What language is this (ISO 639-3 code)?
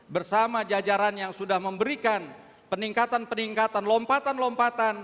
ind